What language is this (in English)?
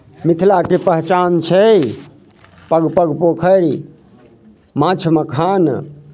Maithili